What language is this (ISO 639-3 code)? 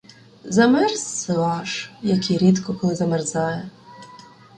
ukr